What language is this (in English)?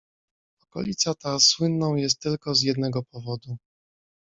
Polish